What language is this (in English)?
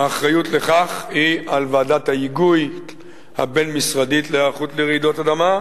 Hebrew